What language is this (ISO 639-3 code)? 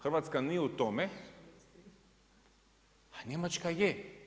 hrv